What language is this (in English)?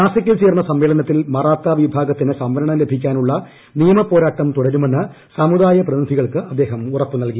Malayalam